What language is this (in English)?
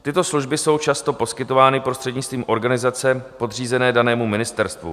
Czech